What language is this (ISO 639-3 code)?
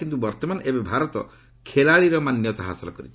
ori